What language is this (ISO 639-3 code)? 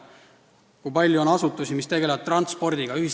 est